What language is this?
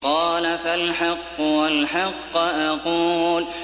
Arabic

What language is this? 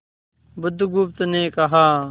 Hindi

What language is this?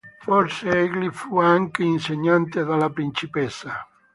Italian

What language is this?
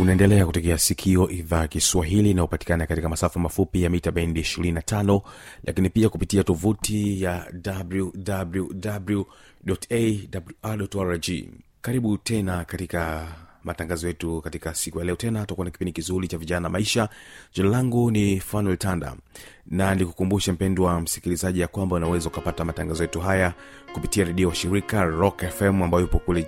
Swahili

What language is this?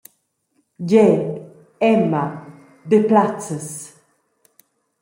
Romansh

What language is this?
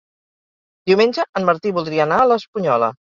Catalan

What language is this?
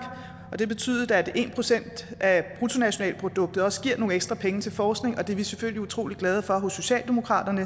Danish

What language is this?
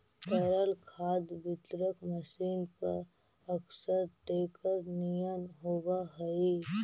Magahi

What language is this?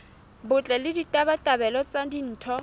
Southern Sotho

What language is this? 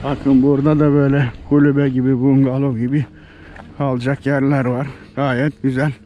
Turkish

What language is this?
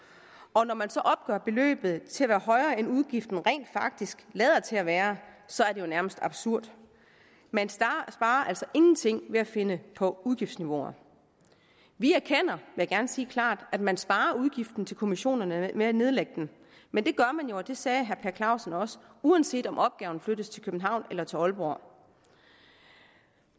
Danish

